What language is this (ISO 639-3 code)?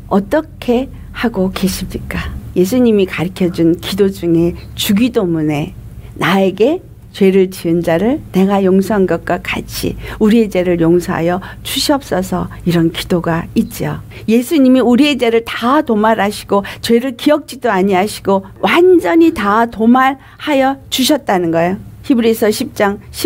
kor